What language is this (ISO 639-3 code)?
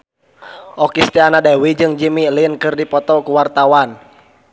sun